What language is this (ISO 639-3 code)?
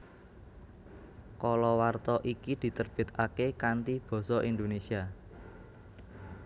jav